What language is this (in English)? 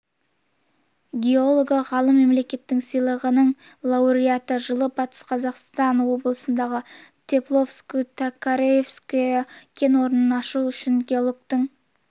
Kazakh